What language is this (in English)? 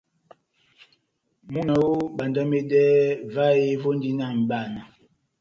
Batanga